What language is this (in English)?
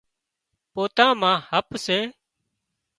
Wadiyara Koli